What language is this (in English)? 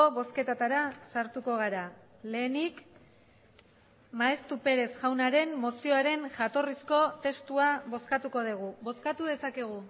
Basque